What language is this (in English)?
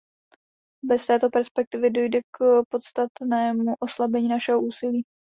Czech